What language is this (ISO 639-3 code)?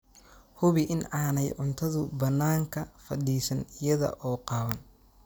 som